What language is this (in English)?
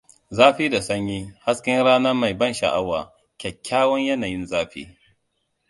Hausa